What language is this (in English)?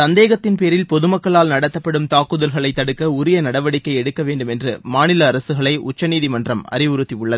Tamil